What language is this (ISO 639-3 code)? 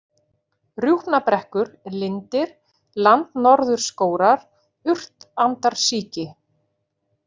isl